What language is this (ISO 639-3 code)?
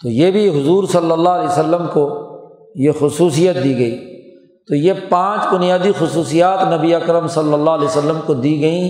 urd